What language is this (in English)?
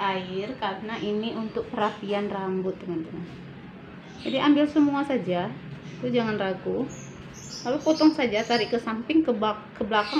Indonesian